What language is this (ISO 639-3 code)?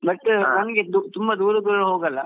kan